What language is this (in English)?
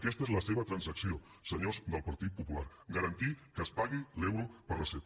Catalan